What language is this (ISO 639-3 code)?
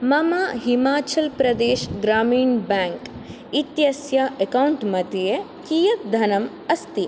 san